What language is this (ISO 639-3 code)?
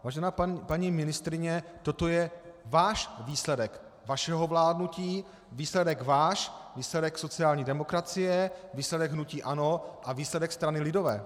ces